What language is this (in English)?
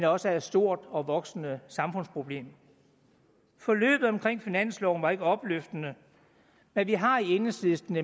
Danish